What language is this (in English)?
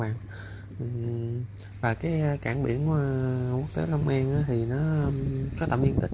Vietnamese